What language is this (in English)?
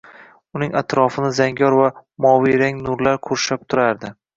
Uzbek